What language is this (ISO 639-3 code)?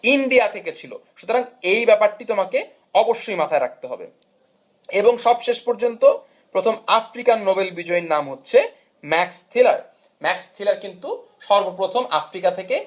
ben